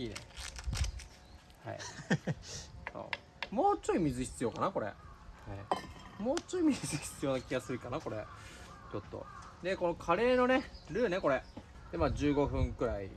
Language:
Japanese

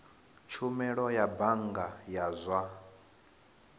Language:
Venda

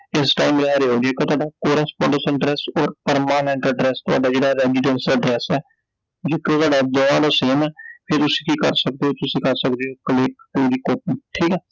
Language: Punjabi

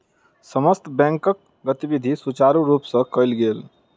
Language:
Maithili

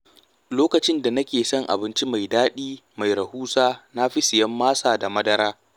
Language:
Hausa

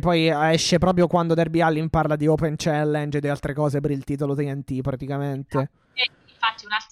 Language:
Italian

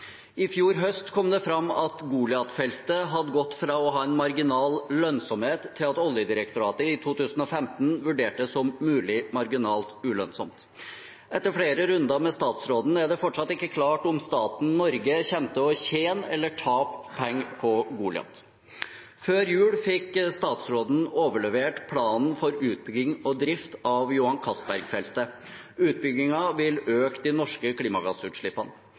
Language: Norwegian Bokmål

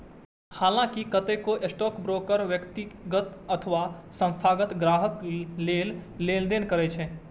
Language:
Maithili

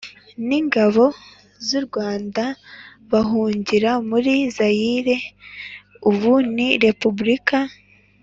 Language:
Kinyarwanda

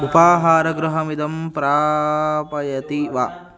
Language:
Sanskrit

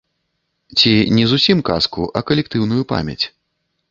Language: Belarusian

